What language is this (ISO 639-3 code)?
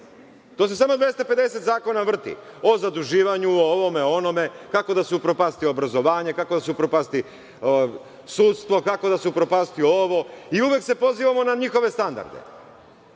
srp